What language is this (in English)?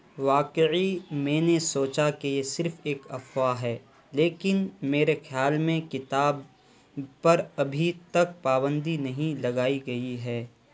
Urdu